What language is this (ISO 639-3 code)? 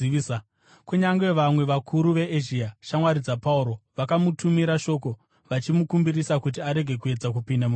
sna